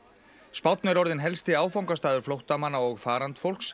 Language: Icelandic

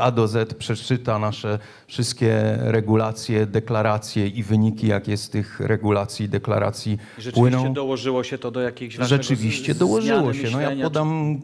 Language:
Polish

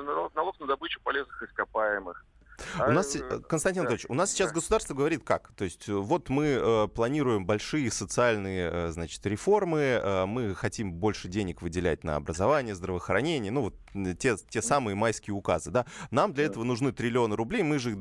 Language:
Russian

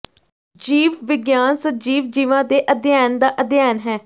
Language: Punjabi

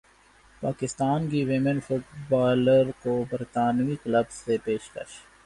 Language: Urdu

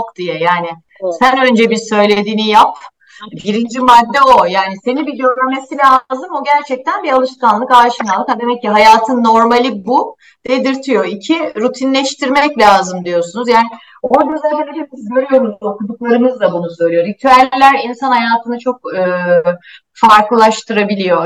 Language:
Turkish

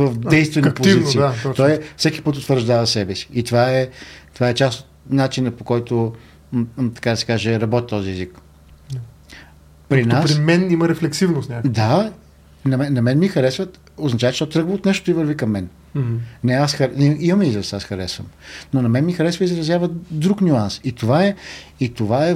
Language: Bulgarian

